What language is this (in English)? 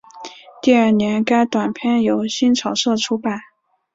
Chinese